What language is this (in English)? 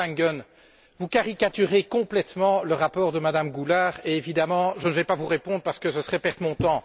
French